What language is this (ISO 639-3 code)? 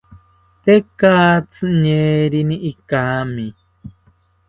cpy